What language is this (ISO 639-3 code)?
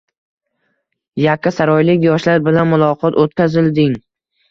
uzb